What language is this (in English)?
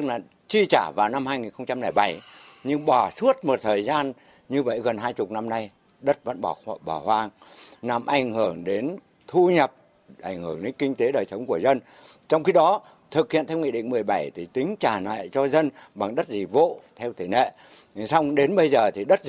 Vietnamese